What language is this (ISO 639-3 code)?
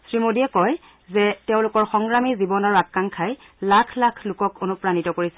asm